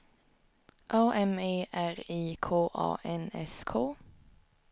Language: Swedish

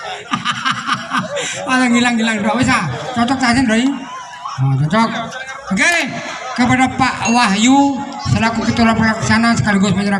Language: Indonesian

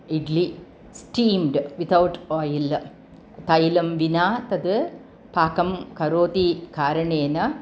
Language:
Sanskrit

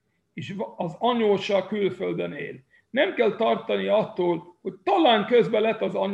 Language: Hungarian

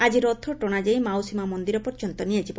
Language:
Odia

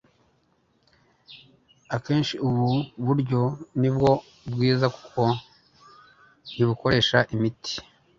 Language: Kinyarwanda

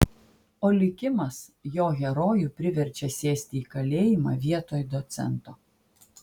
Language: Lithuanian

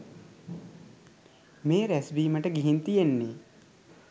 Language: Sinhala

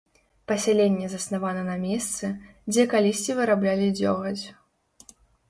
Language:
Belarusian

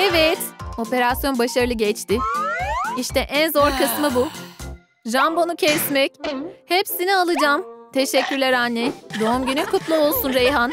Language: Turkish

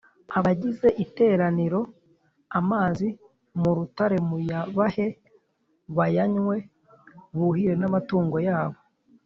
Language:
Kinyarwanda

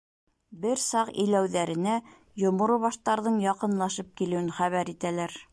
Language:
Bashkir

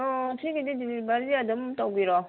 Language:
Manipuri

